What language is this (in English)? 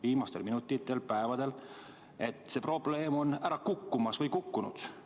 Estonian